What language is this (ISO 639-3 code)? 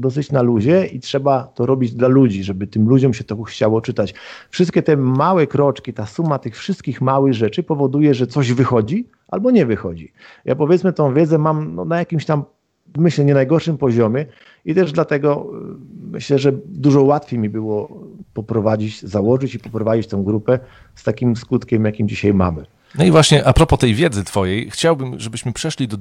pol